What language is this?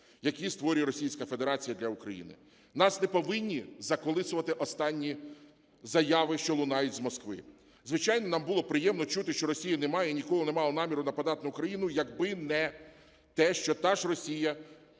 Ukrainian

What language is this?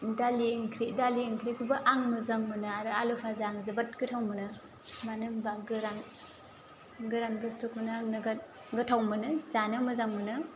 Bodo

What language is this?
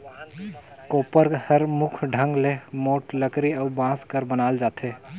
Chhattisgarhi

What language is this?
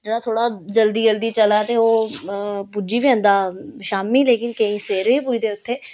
Dogri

